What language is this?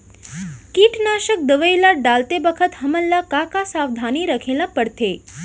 Chhattisgarhi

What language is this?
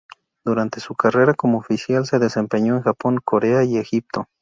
Spanish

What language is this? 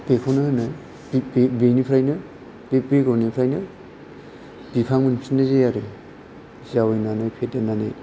Bodo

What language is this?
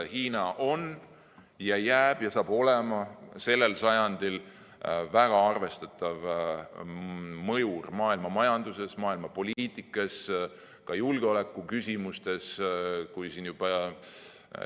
Estonian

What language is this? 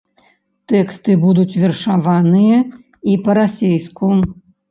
Belarusian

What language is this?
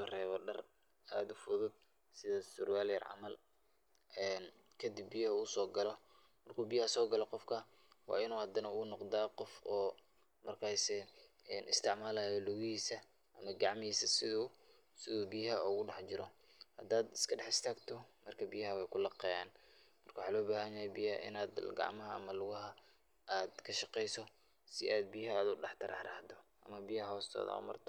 Somali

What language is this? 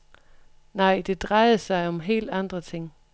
Danish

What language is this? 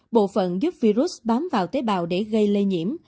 Vietnamese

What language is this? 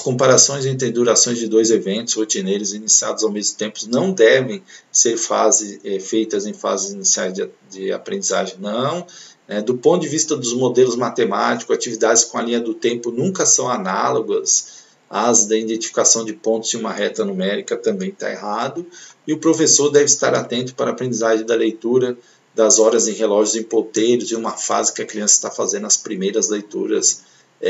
Portuguese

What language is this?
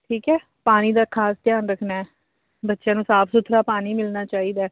Punjabi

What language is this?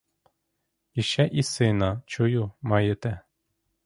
Ukrainian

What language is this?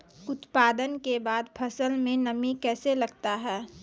Maithili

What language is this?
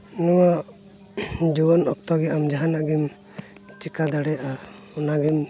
Santali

